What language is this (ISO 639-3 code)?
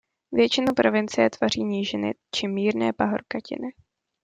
ces